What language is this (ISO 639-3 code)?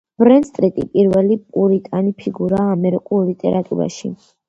kat